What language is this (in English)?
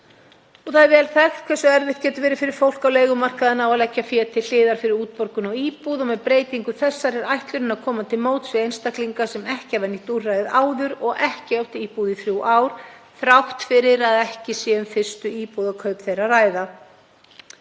Icelandic